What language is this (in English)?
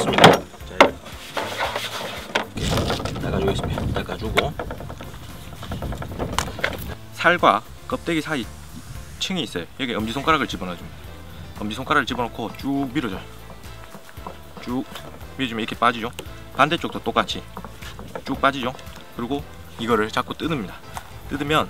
Korean